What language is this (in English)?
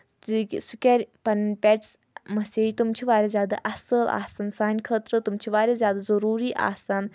Kashmiri